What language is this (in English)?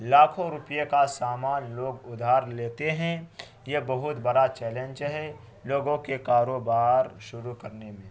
Urdu